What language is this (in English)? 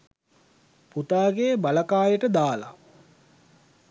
Sinhala